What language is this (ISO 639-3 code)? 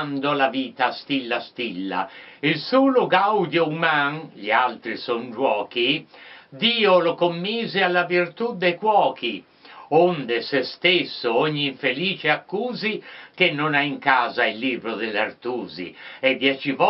ita